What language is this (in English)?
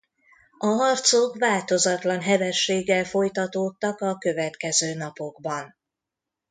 Hungarian